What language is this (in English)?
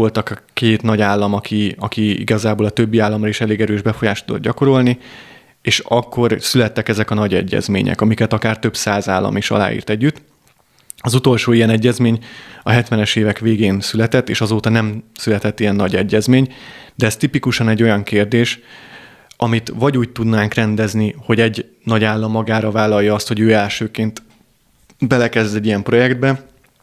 Hungarian